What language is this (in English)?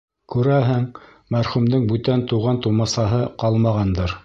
Bashkir